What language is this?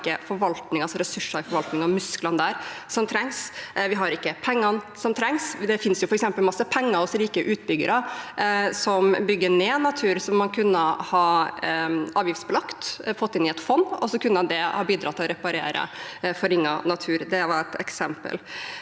Norwegian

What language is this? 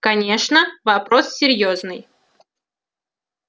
Russian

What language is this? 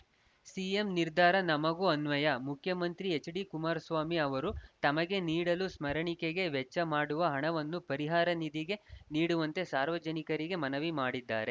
Kannada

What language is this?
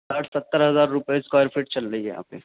Urdu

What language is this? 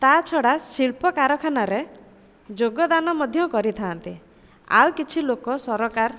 Odia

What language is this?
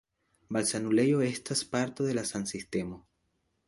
Esperanto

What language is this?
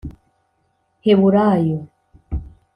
Kinyarwanda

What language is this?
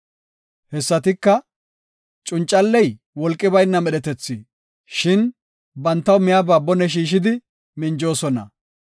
Gofa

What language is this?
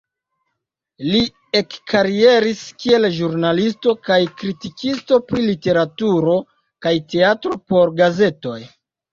Esperanto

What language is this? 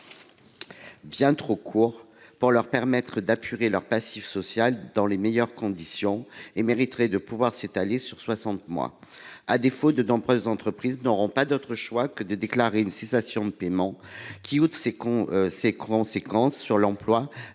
French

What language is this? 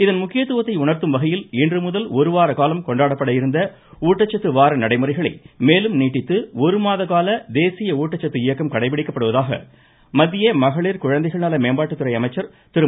Tamil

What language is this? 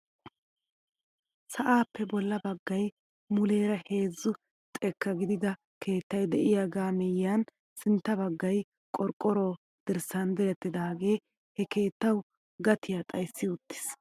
Wolaytta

